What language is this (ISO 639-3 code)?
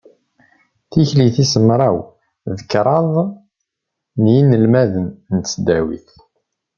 kab